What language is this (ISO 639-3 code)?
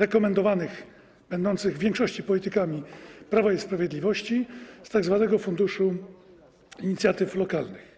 pol